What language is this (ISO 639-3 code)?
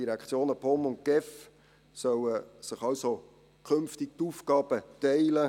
gsw